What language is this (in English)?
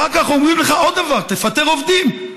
Hebrew